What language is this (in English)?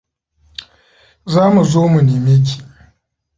Hausa